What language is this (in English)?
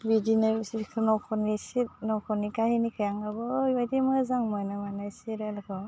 Bodo